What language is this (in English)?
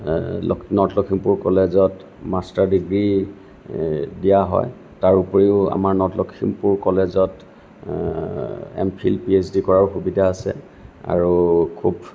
Assamese